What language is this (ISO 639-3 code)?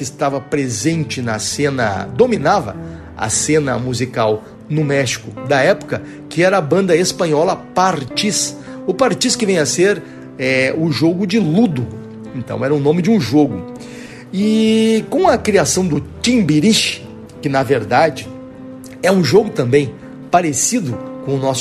por